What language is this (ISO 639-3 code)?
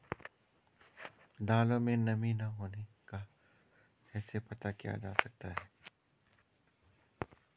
hin